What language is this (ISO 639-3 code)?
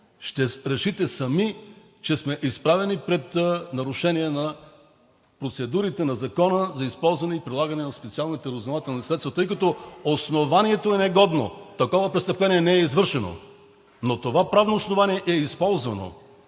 bul